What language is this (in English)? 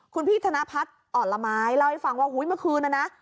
Thai